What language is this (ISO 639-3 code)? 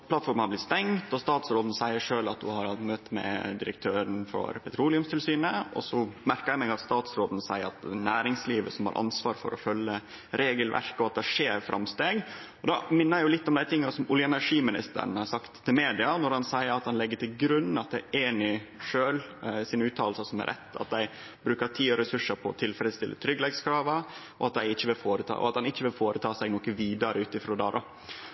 nno